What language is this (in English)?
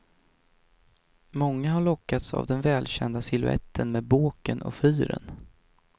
Swedish